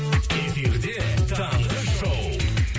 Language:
Kazakh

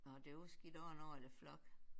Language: Danish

